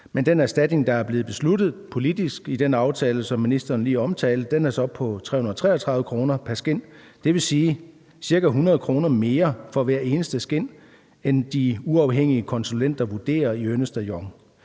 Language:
Danish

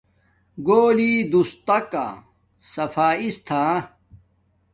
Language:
Domaaki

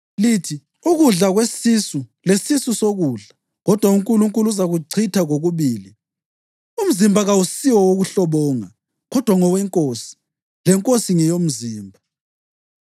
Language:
North Ndebele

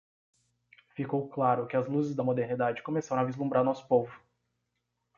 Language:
Portuguese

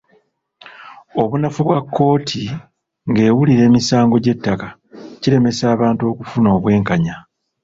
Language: Ganda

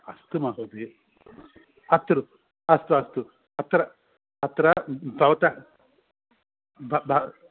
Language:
Sanskrit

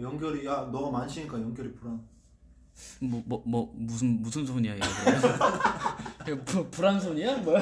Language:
Korean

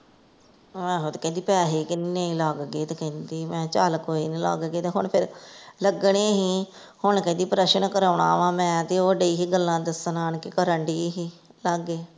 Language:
Punjabi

